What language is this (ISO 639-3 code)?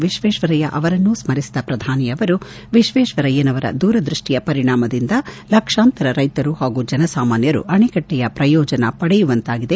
kan